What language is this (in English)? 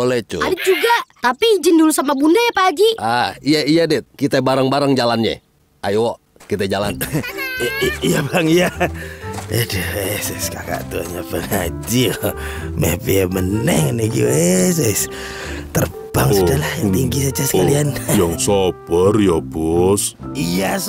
Indonesian